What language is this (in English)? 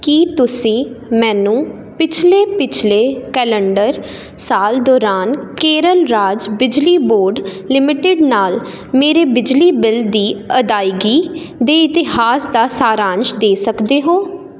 Punjabi